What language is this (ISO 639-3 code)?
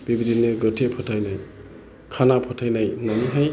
brx